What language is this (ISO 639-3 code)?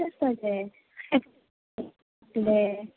kok